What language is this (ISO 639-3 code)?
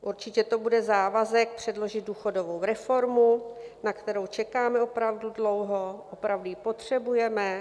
ces